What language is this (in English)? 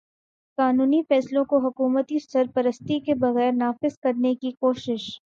Urdu